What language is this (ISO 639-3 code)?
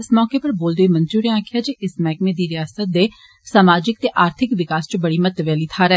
doi